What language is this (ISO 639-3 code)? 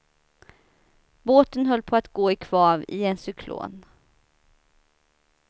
swe